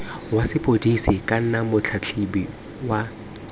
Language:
Tswana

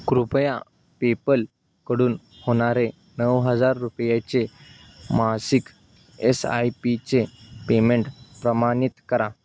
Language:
Marathi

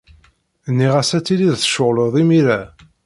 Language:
Kabyle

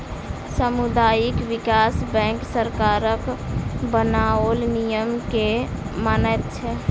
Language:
Maithili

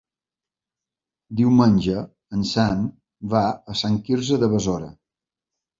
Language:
Catalan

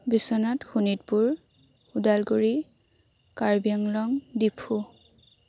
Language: Assamese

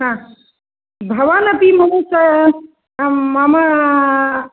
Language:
Sanskrit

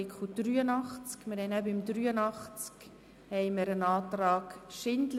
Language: Swiss German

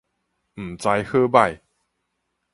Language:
Min Nan Chinese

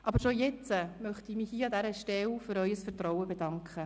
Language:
Swiss German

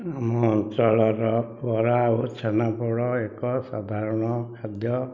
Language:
Odia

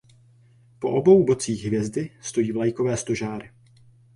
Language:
Czech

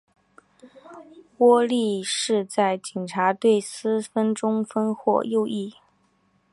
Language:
Chinese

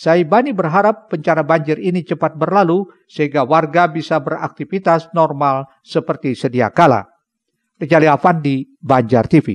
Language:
Indonesian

